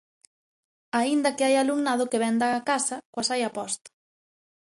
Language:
Galician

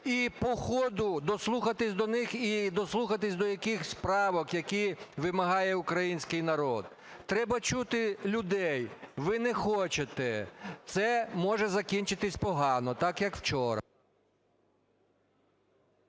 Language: Ukrainian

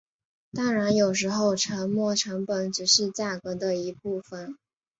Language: Chinese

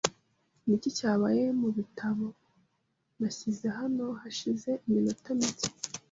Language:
Kinyarwanda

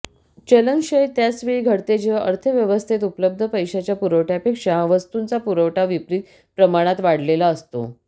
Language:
Marathi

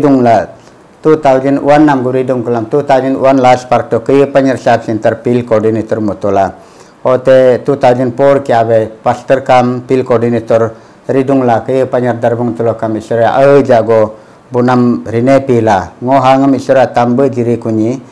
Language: Filipino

